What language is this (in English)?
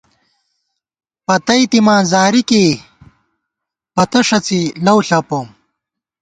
Gawar-Bati